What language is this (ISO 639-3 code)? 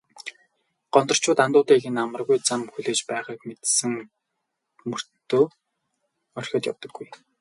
mon